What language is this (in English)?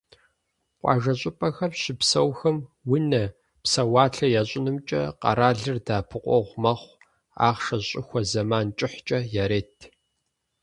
Kabardian